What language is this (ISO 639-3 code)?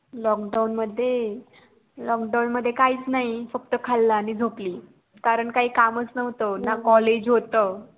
mar